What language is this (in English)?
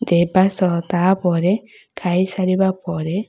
Odia